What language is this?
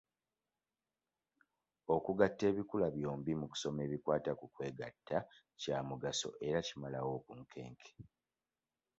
Ganda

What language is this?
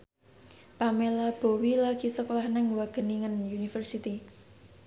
Javanese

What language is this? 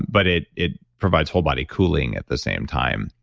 English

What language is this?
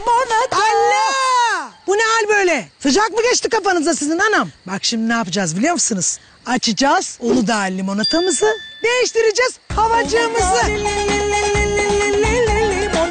Turkish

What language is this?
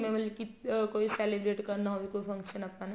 Punjabi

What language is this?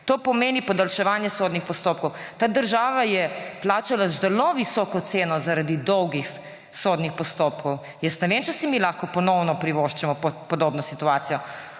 Slovenian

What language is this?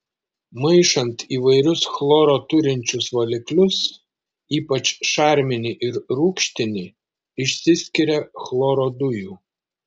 Lithuanian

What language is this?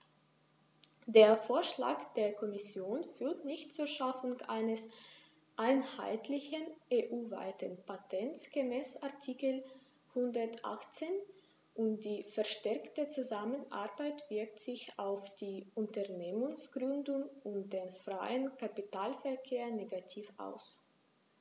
German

